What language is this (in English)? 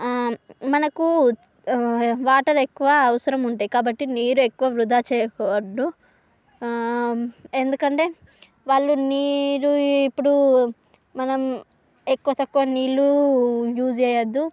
Telugu